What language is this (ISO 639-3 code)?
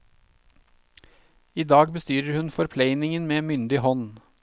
nor